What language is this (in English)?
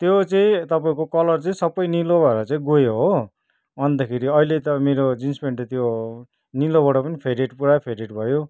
Nepali